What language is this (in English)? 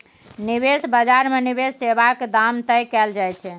Maithili